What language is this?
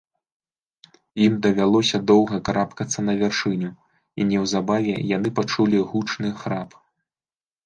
Belarusian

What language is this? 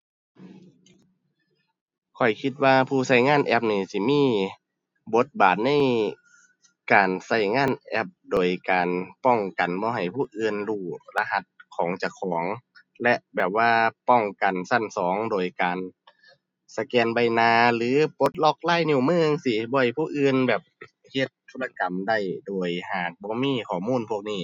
Thai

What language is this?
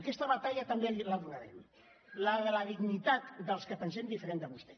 Catalan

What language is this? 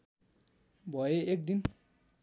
Nepali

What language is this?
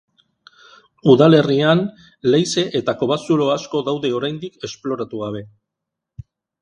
Basque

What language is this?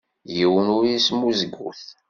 Kabyle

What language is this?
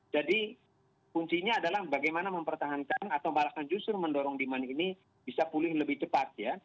Indonesian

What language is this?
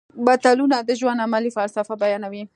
Pashto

